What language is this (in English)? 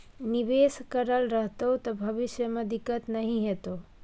Maithili